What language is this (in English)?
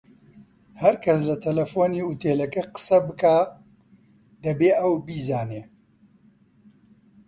Central Kurdish